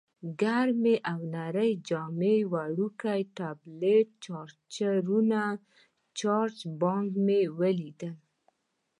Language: Pashto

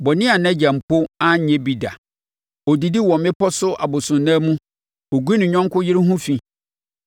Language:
Akan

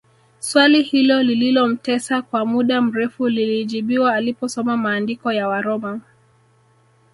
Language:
Swahili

